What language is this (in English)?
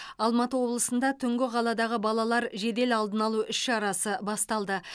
Kazakh